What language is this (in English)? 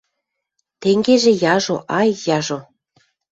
Western Mari